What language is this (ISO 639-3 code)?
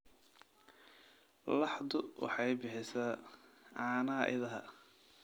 som